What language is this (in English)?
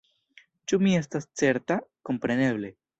Esperanto